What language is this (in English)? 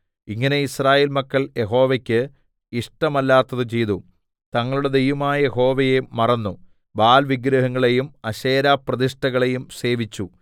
Malayalam